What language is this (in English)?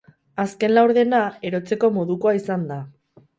Basque